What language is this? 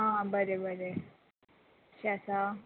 Konkani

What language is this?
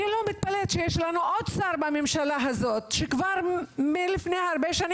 Hebrew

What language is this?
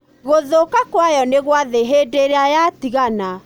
Kikuyu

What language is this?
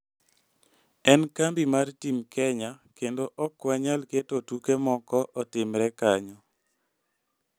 Luo (Kenya and Tanzania)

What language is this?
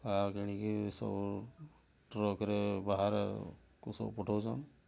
Odia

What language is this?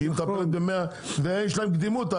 Hebrew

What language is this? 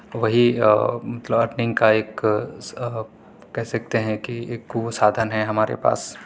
Urdu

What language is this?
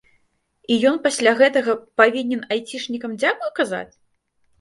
Belarusian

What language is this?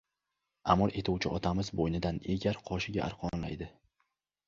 Uzbek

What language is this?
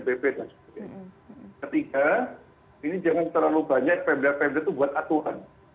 Indonesian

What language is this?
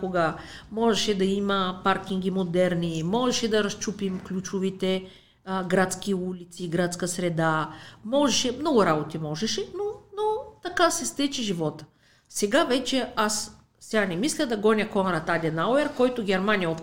Bulgarian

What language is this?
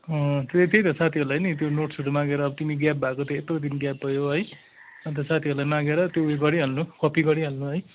Nepali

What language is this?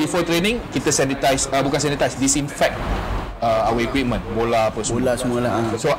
Malay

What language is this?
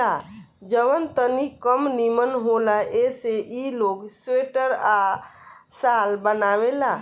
Bhojpuri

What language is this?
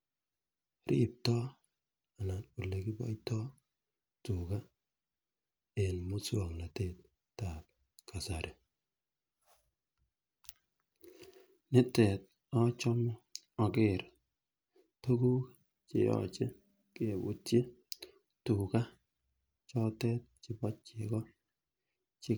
Kalenjin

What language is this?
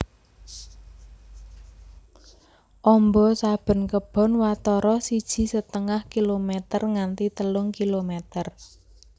Javanese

